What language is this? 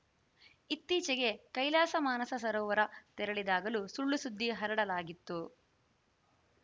Kannada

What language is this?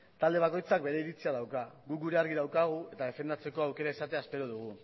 Basque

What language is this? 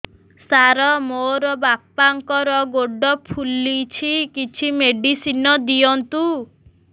Odia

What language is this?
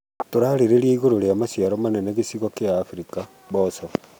Kikuyu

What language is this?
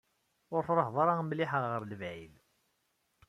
Kabyle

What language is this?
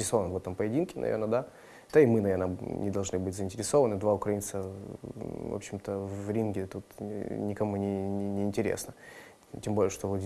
Russian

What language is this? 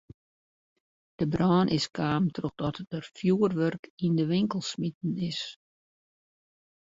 Western Frisian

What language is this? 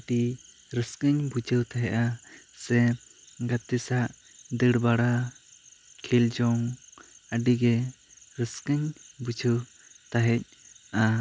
Santali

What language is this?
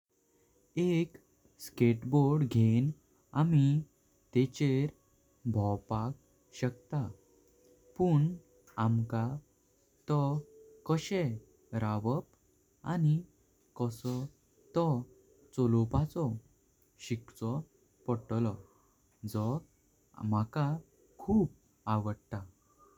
Konkani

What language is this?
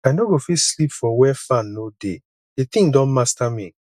Nigerian Pidgin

